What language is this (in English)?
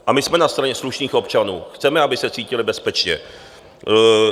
Czech